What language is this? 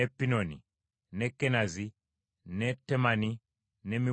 Ganda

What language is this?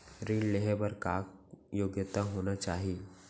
Chhattisgarhi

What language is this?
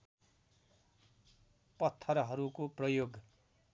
Nepali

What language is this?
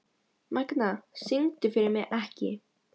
Icelandic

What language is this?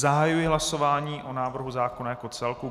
Czech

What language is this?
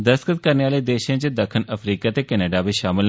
Dogri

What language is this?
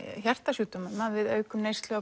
Icelandic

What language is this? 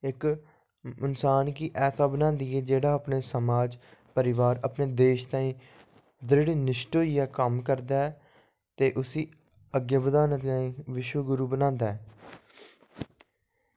Dogri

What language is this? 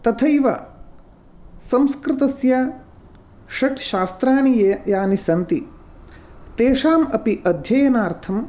Sanskrit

